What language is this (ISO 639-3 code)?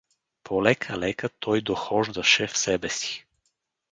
bul